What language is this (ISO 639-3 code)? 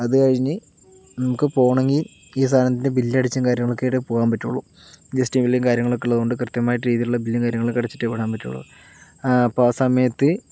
mal